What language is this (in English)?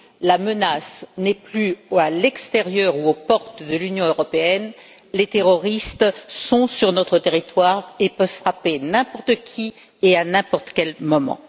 French